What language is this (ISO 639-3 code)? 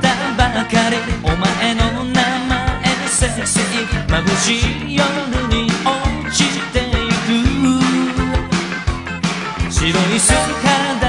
kor